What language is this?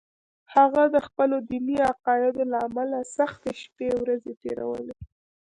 Pashto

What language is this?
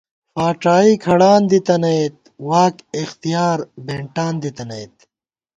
Gawar-Bati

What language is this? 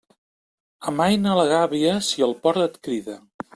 Catalan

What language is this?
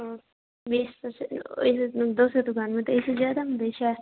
Maithili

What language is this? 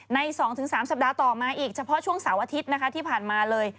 Thai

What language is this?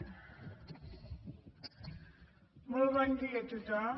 Catalan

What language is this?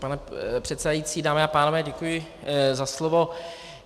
Czech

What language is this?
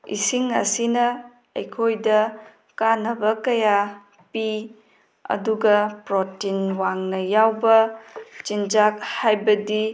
Manipuri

